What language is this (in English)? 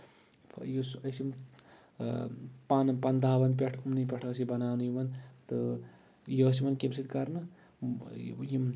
Kashmiri